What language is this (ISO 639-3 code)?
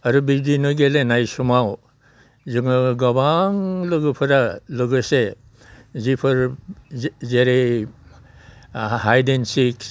brx